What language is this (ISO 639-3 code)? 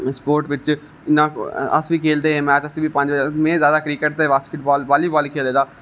doi